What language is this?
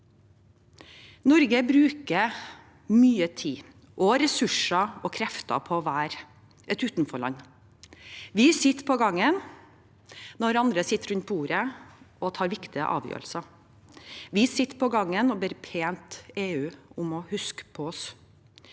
Norwegian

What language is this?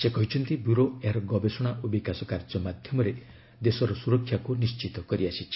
Odia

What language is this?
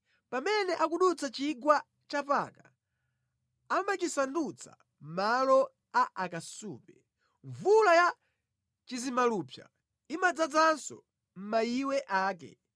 Nyanja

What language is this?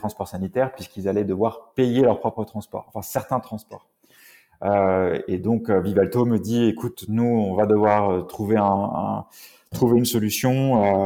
French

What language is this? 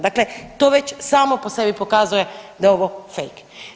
Croatian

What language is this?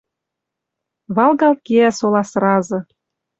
Western Mari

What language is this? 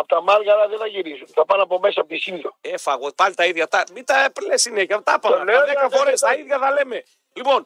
Greek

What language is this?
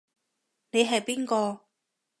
Cantonese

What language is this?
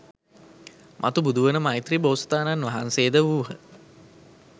Sinhala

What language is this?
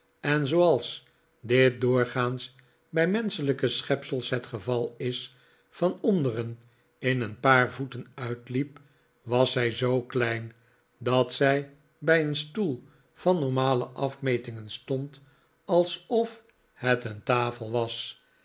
Dutch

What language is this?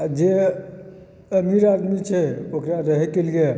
Maithili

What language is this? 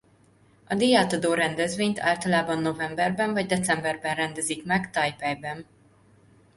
Hungarian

